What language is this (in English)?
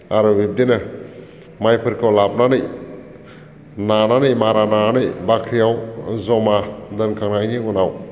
Bodo